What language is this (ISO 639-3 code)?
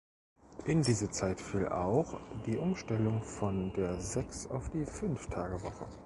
deu